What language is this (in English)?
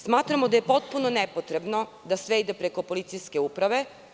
Serbian